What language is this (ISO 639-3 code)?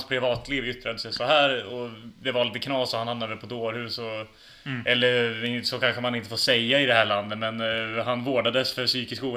swe